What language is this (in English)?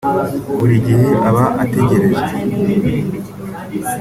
Kinyarwanda